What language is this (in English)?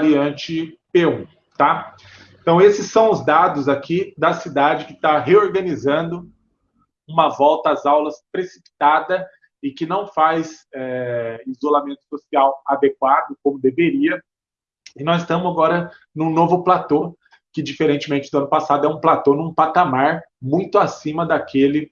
Portuguese